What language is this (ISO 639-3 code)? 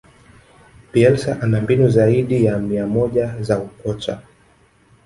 swa